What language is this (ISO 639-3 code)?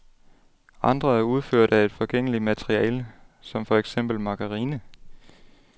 dan